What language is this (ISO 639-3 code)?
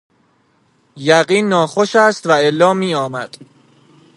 fas